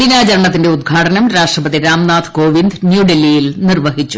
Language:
Malayalam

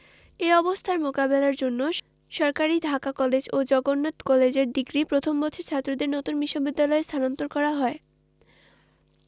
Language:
Bangla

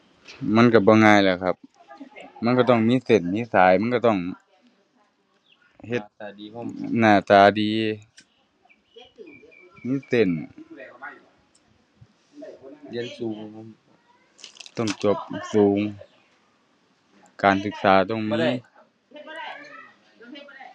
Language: Thai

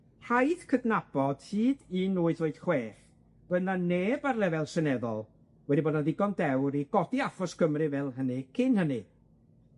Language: Welsh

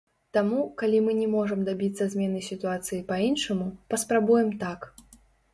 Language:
Belarusian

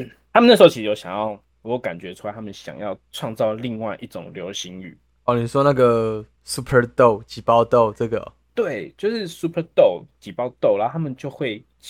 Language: Chinese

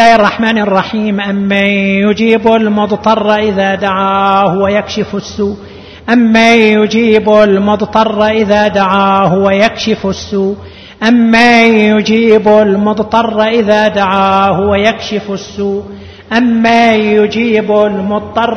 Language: Arabic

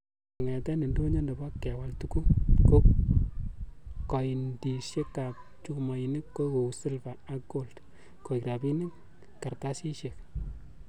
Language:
Kalenjin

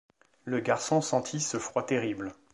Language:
French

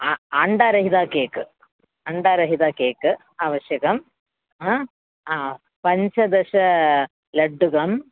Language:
Sanskrit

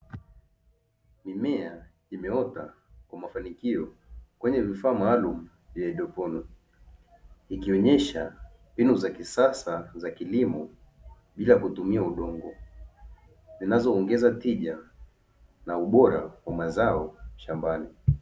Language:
Swahili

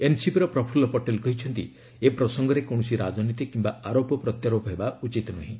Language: Odia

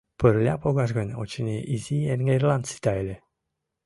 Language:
Mari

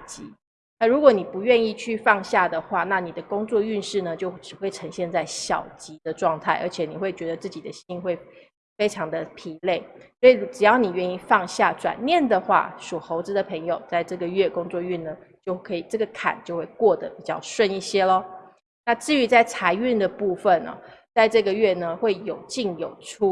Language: Chinese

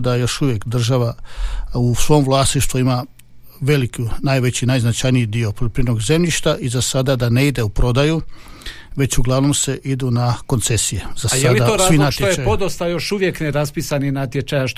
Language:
Croatian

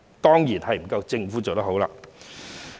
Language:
Cantonese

